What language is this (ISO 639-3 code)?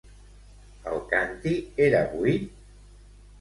cat